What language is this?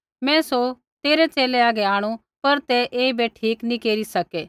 Kullu Pahari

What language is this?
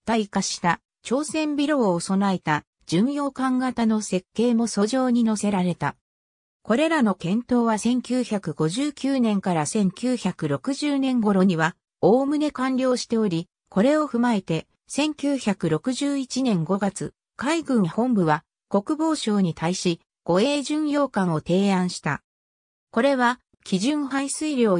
Japanese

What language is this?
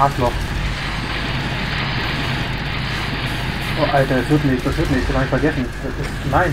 German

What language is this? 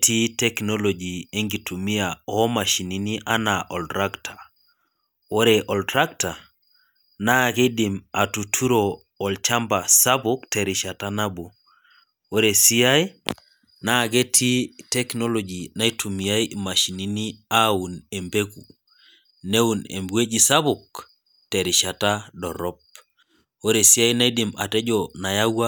Masai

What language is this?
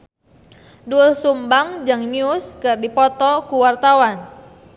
Sundanese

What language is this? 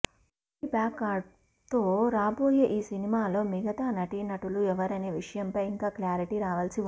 Telugu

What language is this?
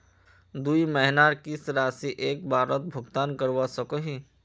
Magahi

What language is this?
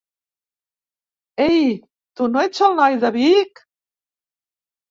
Catalan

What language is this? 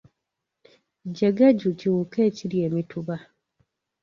Ganda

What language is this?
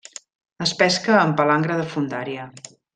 Catalan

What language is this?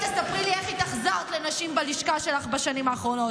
Hebrew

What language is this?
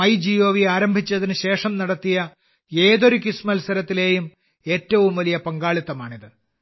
Malayalam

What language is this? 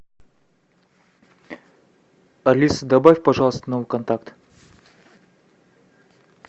Russian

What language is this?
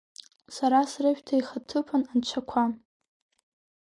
Abkhazian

